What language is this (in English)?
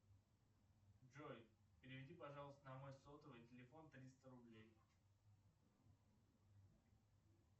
Russian